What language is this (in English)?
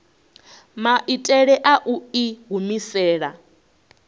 Venda